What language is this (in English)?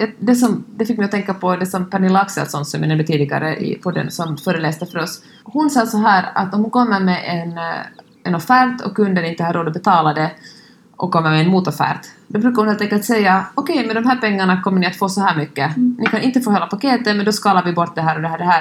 Swedish